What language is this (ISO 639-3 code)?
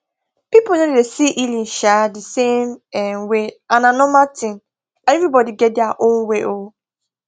pcm